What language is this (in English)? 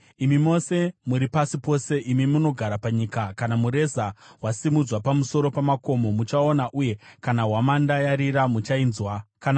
Shona